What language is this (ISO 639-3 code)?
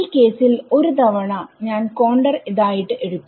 mal